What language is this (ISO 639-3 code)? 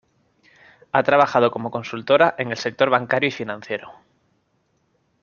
spa